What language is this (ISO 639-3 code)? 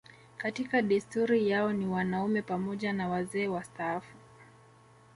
swa